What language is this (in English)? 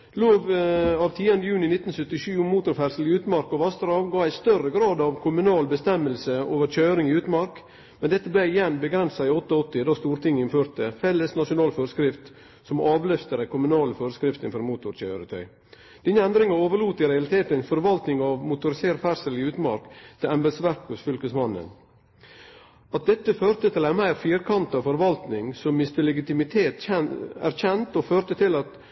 Norwegian Nynorsk